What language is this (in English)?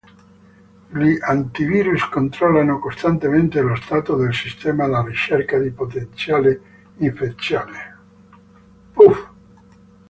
Italian